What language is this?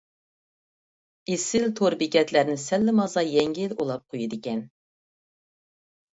Uyghur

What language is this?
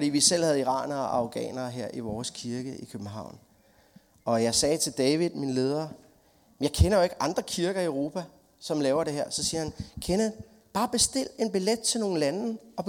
Danish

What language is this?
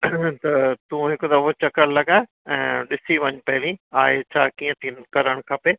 Sindhi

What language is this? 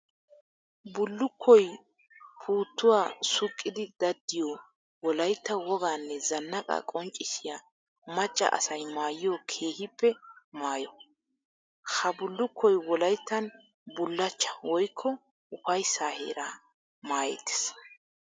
Wolaytta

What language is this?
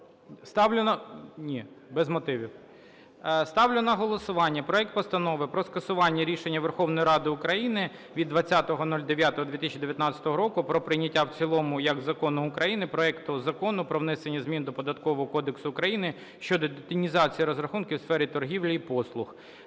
Ukrainian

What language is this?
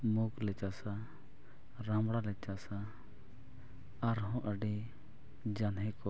Santali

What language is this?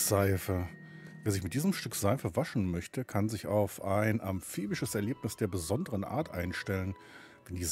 German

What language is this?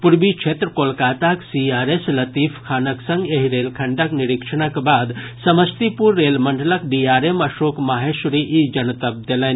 Maithili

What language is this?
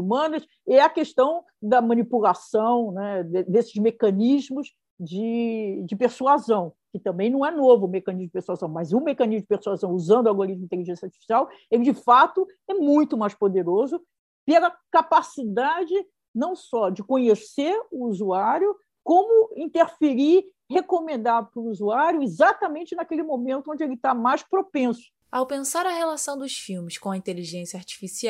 Portuguese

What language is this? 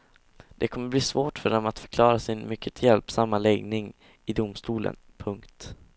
Swedish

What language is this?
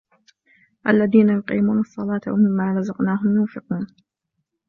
Arabic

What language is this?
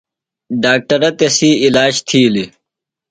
Phalura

